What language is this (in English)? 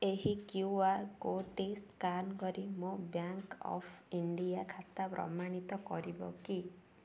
Odia